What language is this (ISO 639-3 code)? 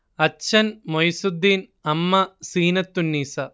mal